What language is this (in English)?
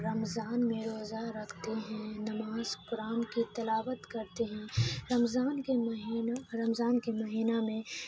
Urdu